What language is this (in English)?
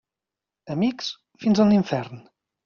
Catalan